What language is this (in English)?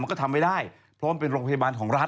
Thai